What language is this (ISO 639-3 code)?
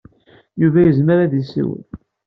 kab